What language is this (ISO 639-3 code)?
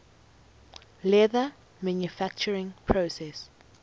eng